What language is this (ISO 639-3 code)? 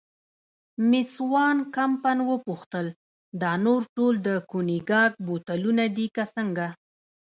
pus